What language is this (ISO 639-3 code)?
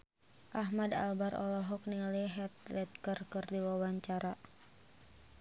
sun